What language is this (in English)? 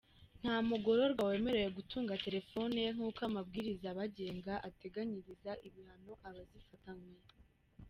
Kinyarwanda